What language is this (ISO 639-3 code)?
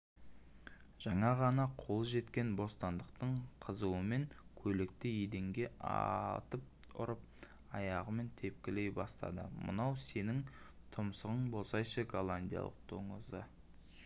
kaz